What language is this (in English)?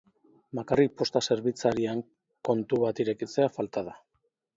Basque